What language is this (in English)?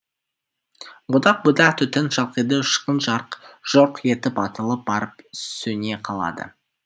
Kazakh